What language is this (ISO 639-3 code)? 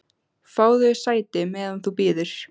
isl